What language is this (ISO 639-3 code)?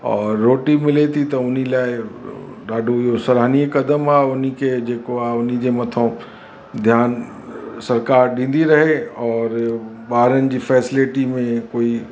snd